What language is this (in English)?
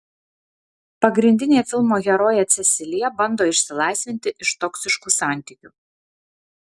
Lithuanian